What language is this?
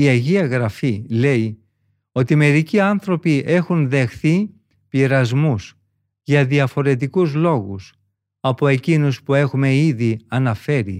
Greek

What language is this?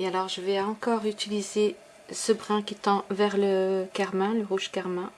French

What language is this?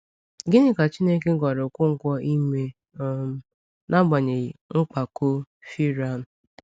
Igbo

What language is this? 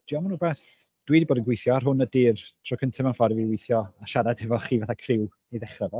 Welsh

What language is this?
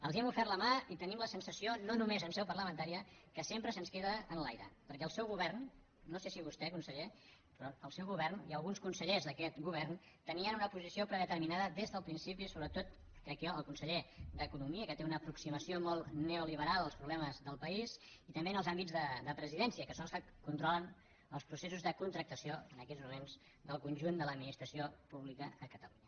Catalan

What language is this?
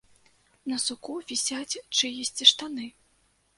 Belarusian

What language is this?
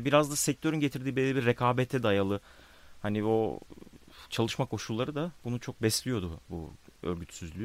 Turkish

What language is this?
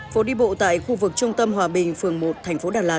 Vietnamese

